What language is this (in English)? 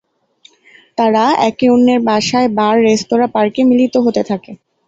Bangla